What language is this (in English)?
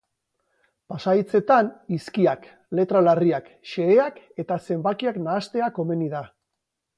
Basque